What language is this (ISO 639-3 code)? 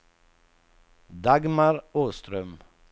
swe